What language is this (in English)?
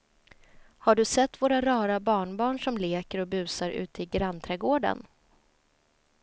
Swedish